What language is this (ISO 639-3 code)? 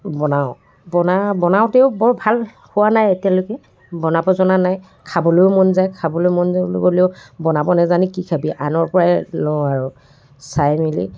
asm